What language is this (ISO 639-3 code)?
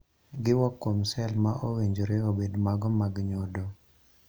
luo